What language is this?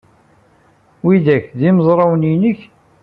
Kabyle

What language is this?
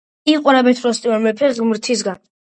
Georgian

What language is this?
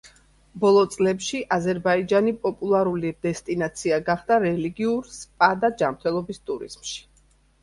Georgian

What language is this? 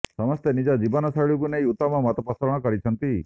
Odia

